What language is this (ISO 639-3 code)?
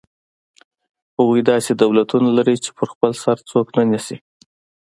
pus